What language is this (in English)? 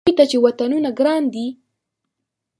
Pashto